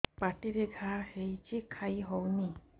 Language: Odia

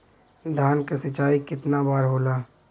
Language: Bhojpuri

